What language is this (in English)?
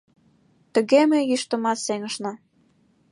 Mari